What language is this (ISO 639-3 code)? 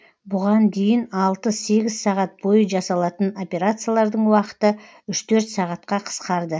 kaz